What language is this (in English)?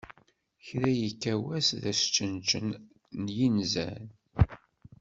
Kabyle